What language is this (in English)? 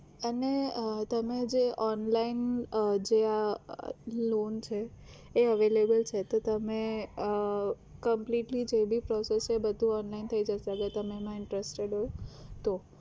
Gujarati